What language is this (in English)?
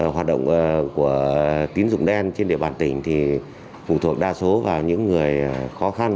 Vietnamese